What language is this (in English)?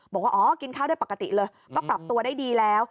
Thai